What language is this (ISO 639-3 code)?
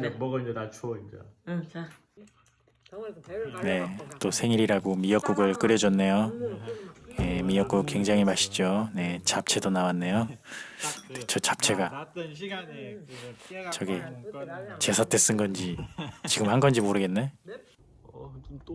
kor